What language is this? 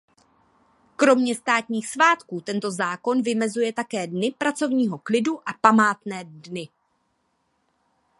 Czech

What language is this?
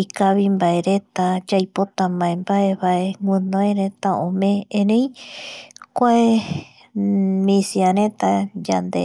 Eastern Bolivian Guaraní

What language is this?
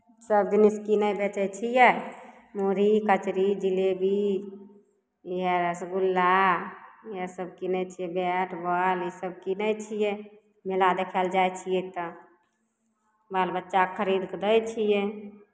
Maithili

